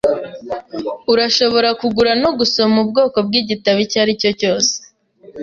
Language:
Kinyarwanda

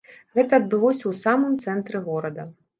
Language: Belarusian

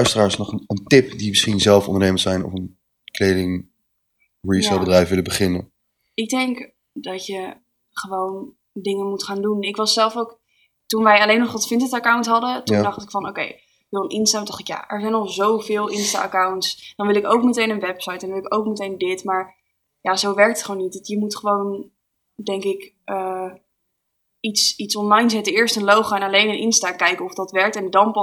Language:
Dutch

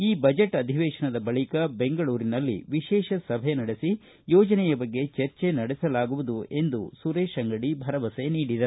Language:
Kannada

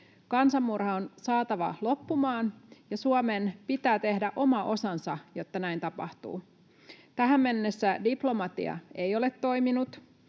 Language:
Finnish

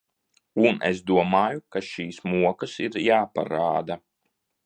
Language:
Latvian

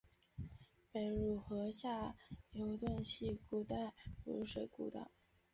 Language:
Chinese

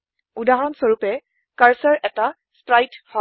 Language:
Assamese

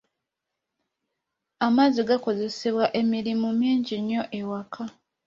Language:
Ganda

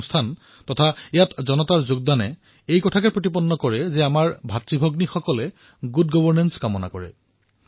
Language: Assamese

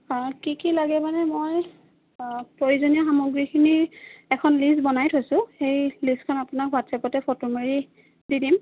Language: Assamese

